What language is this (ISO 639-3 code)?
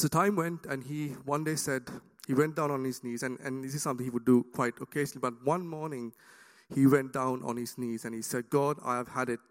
eng